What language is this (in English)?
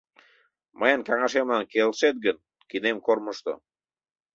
Mari